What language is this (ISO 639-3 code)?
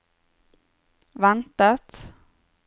nor